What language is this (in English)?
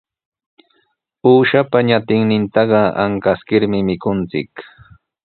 Sihuas Ancash Quechua